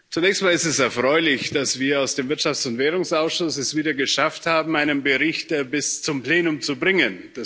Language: German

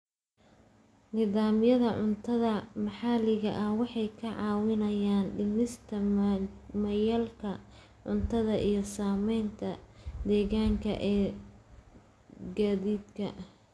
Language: Somali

